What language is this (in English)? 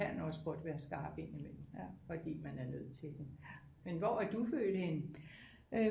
Danish